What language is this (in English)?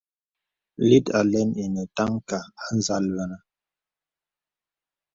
Bebele